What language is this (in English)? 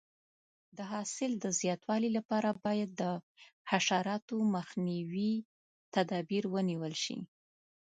Pashto